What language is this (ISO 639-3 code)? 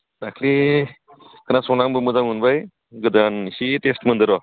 brx